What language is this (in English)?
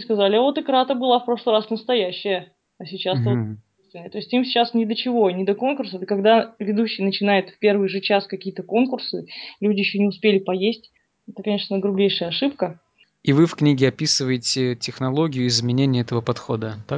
Russian